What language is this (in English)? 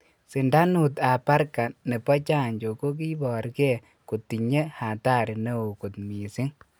Kalenjin